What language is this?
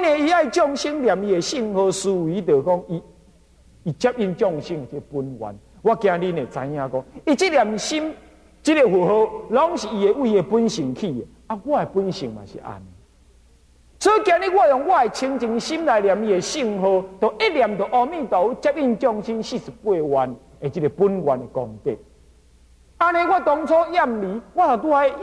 Chinese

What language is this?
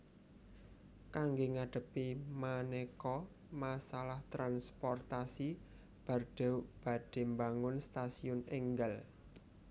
Javanese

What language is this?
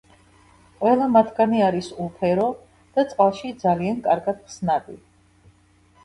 Georgian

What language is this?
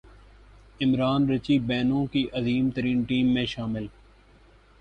Urdu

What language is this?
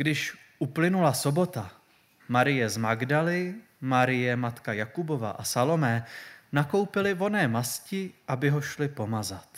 Czech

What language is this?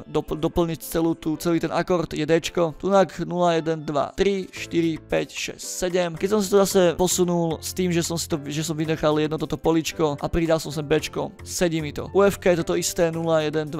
Czech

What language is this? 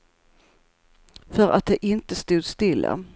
Swedish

